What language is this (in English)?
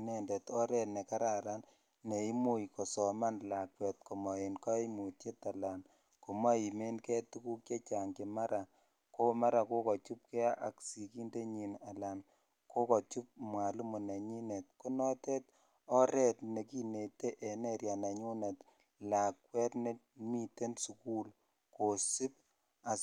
Kalenjin